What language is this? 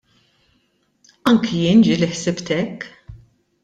Maltese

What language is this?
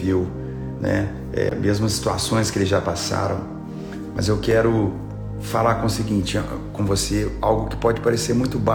Portuguese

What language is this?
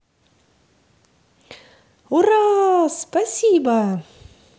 Russian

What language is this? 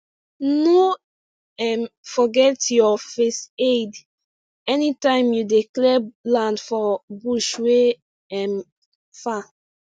Nigerian Pidgin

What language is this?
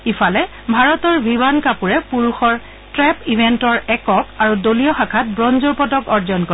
Assamese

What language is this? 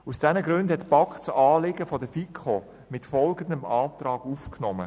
Swiss German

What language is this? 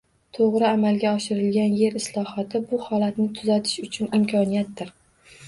Uzbek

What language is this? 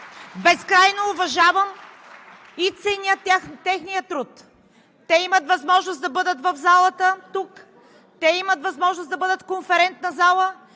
Bulgarian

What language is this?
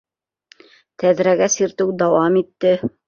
Bashkir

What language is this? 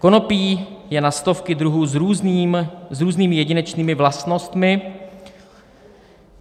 Czech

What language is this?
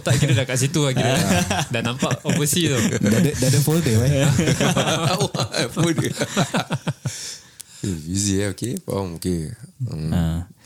Malay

